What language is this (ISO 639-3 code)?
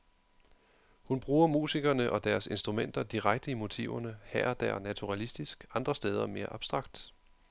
dan